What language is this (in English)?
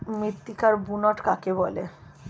Bangla